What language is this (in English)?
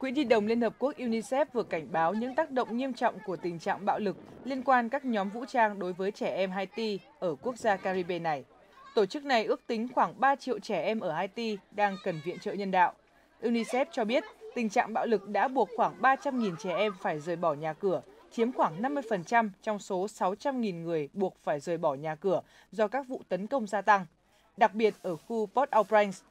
Vietnamese